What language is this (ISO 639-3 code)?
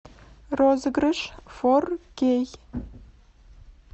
rus